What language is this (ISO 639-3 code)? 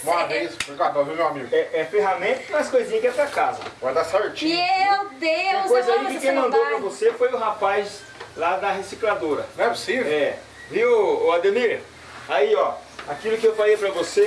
por